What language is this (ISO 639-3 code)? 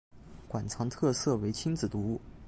zho